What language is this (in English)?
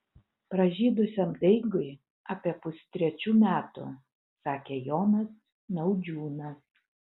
Lithuanian